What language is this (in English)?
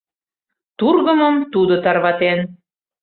Mari